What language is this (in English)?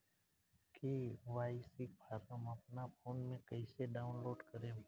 Bhojpuri